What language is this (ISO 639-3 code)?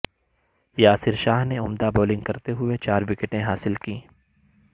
urd